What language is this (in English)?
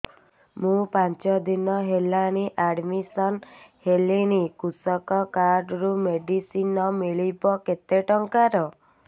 Odia